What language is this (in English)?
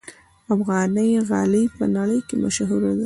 Pashto